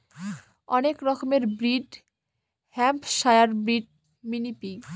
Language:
Bangla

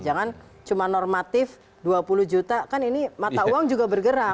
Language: Indonesian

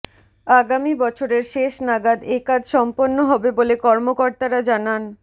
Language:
Bangla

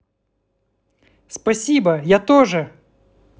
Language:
Russian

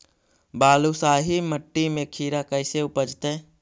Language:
Magahi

